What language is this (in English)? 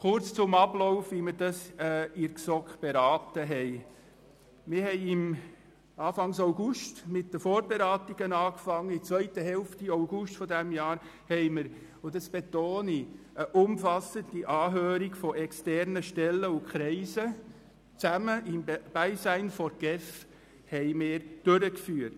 Swiss German